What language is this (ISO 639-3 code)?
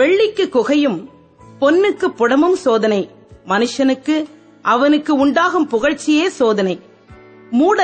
tam